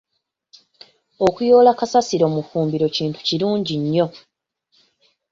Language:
Ganda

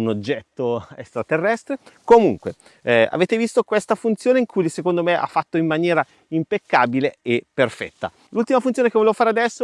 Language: Italian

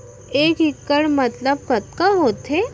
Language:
Chhattisgarhi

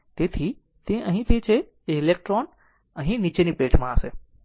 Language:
Gujarati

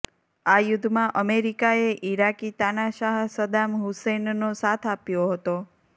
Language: Gujarati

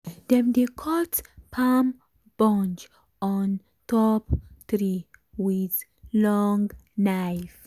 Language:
Nigerian Pidgin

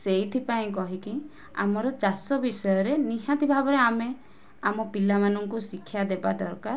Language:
Odia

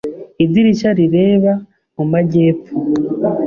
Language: Kinyarwanda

